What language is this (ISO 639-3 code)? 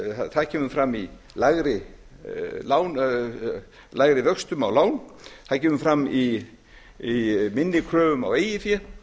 isl